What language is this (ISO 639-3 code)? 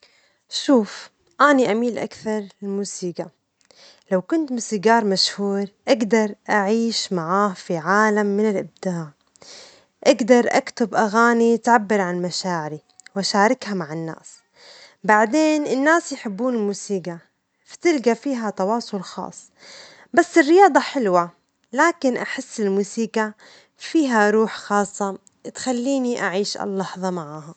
acx